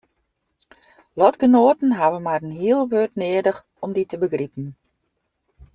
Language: Western Frisian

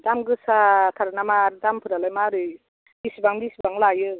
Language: Bodo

